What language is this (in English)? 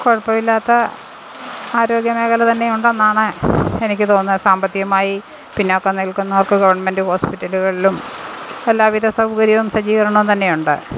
Malayalam